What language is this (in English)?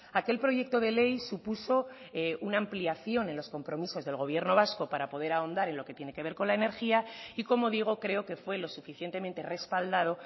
Spanish